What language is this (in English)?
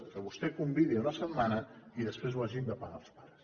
Catalan